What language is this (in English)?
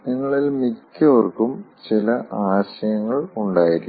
Malayalam